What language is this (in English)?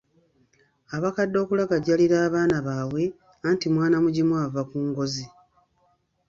Ganda